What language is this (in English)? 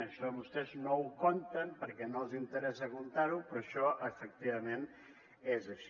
Catalan